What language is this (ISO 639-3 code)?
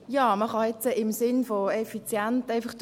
gsw